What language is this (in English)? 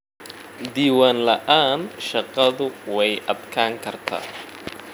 Somali